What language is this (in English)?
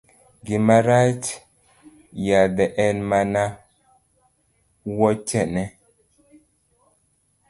Luo (Kenya and Tanzania)